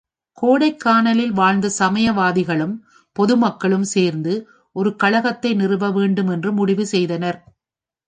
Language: Tamil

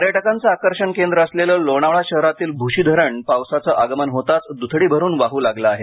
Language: Marathi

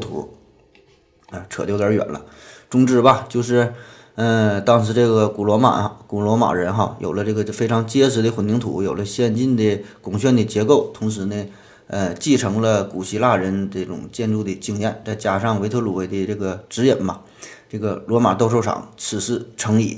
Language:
Chinese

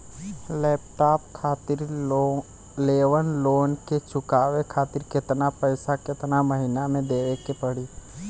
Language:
Bhojpuri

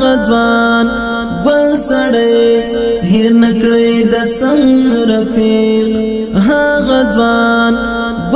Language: Romanian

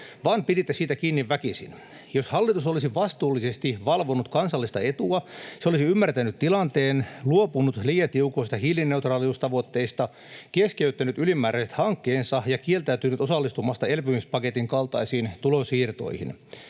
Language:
Finnish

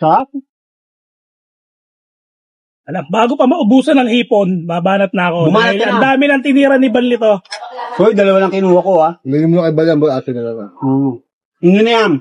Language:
Filipino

